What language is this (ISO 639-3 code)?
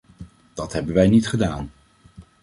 nld